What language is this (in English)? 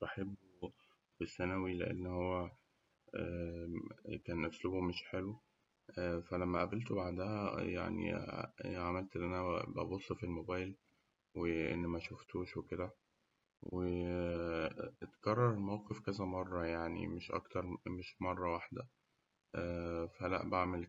Egyptian Arabic